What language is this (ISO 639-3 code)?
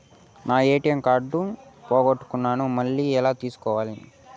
tel